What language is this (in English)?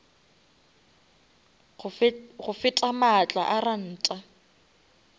Northern Sotho